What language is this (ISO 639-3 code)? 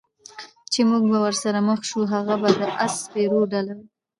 pus